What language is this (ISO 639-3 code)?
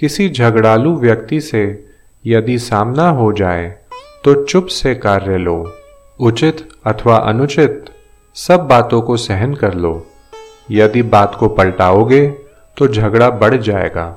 hin